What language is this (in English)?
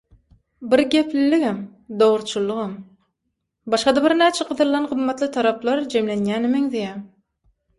Turkmen